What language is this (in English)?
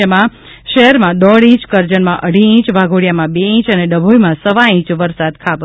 Gujarati